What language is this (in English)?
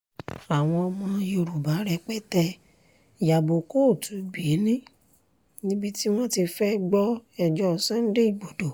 Yoruba